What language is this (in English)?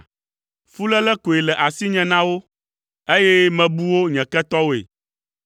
Ewe